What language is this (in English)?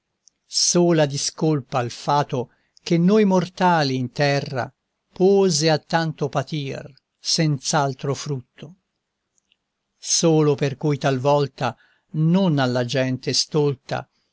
Italian